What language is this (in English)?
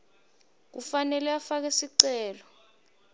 Swati